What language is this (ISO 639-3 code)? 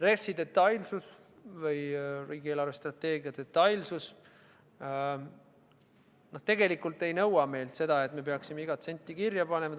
est